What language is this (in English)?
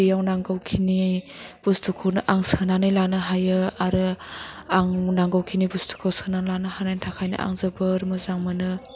Bodo